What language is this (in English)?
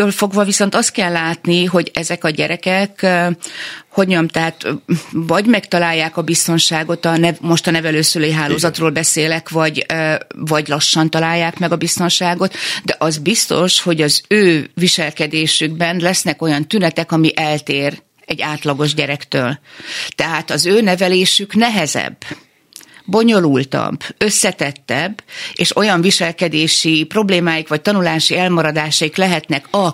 Hungarian